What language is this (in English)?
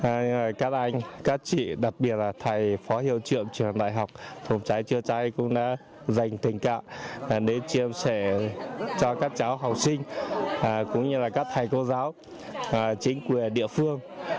Vietnamese